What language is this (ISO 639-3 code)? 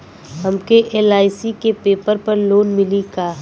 bho